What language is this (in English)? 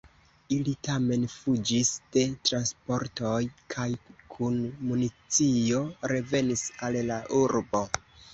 Esperanto